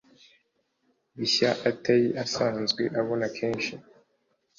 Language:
Kinyarwanda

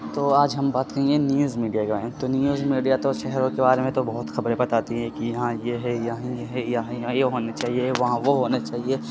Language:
Urdu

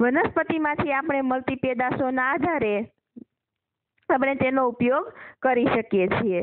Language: Indonesian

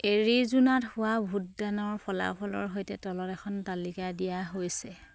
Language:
Assamese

